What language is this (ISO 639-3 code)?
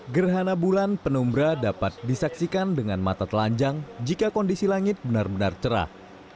ind